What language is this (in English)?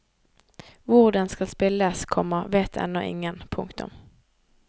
Norwegian